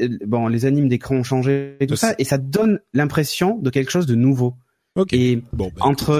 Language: French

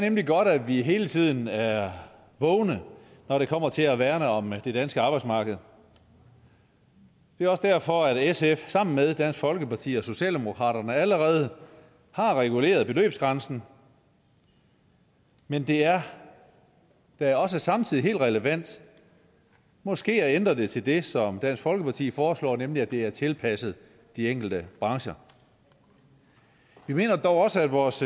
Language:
Danish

